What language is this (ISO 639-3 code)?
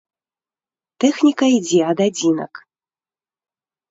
bel